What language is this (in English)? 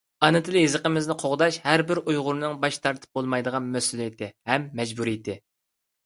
Uyghur